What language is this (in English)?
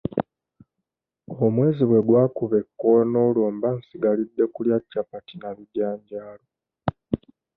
Ganda